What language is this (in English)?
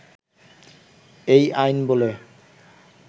Bangla